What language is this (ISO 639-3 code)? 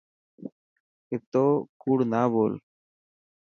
mki